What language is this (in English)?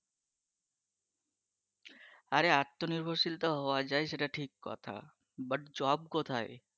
Bangla